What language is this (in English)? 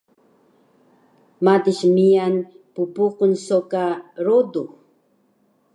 Taroko